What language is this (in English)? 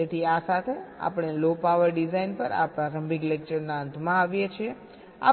Gujarati